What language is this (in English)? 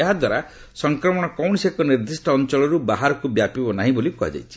Odia